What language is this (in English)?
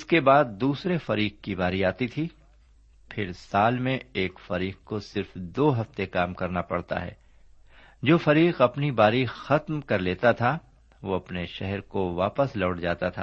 Urdu